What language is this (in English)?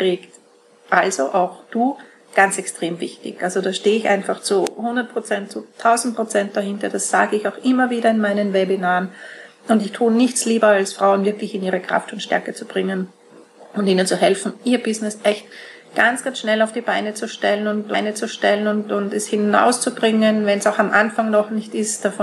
German